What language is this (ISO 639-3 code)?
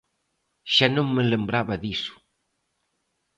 glg